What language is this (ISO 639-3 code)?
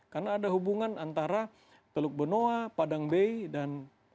ind